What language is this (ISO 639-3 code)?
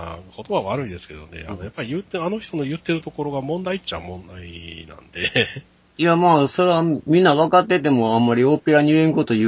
jpn